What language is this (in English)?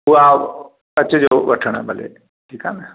Sindhi